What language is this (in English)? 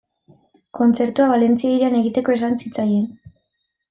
Basque